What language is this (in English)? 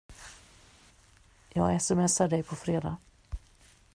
Swedish